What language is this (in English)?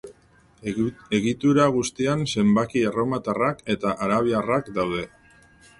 Basque